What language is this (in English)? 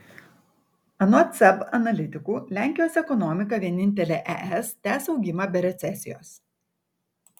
Lithuanian